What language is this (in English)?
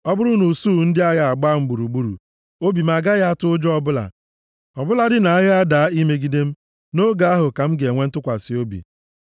Igbo